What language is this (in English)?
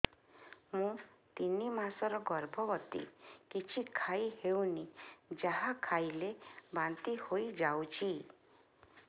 Odia